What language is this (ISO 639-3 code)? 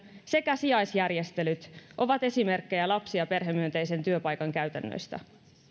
fin